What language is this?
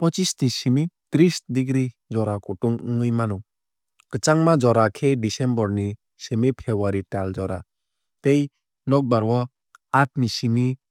Kok Borok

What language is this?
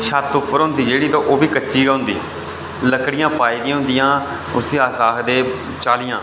Dogri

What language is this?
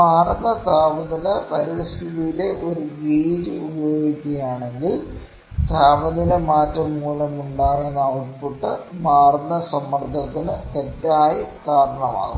Malayalam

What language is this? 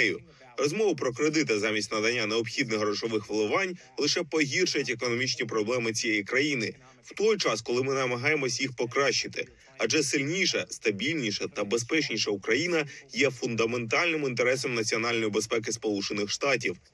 Ukrainian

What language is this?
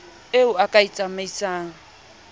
Southern Sotho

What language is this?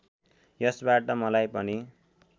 Nepali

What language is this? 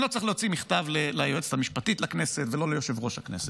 Hebrew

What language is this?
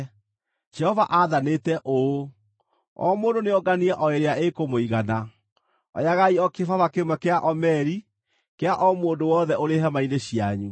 Kikuyu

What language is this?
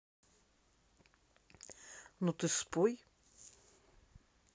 Russian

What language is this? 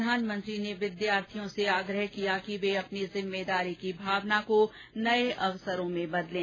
Hindi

